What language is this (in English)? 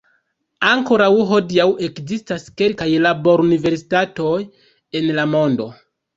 Esperanto